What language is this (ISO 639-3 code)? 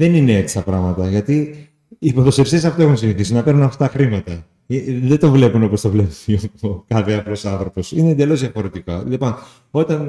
ell